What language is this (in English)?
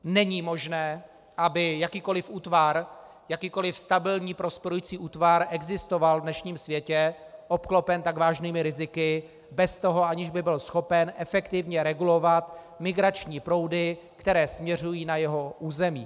Czech